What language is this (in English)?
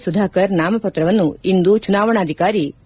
Kannada